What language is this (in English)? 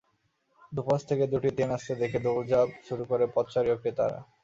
Bangla